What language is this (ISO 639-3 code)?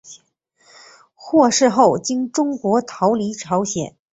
zho